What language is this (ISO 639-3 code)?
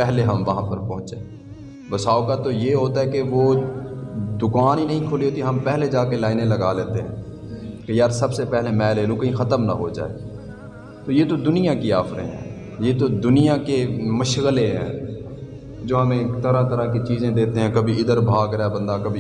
urd